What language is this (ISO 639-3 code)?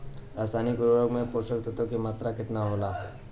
bho